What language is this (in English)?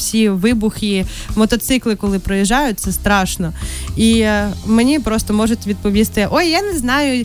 Ukrainian